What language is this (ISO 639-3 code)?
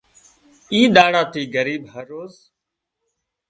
kxp